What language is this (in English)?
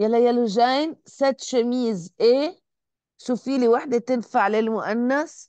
Arabic